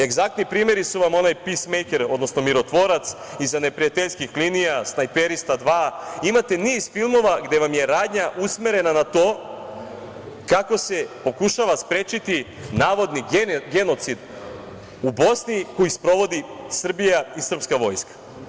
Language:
Serbian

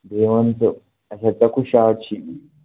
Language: Kashmiri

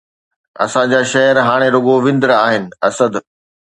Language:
Sindhi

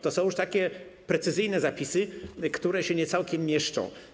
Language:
Polish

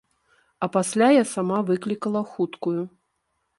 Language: Belarusian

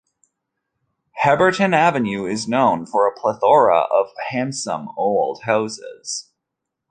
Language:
English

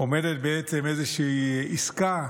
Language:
Hebrew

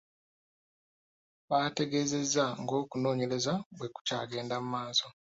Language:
Ganda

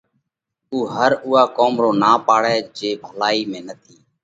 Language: Parkari Koli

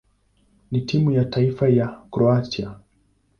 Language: Swahili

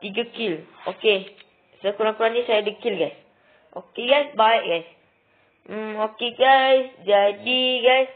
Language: Malay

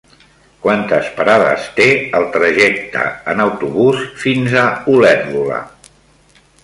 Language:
Catalan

